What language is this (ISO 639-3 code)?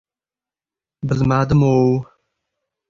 uzb